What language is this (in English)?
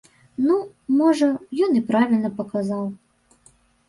Belarusian